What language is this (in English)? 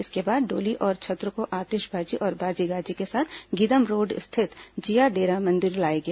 Hindi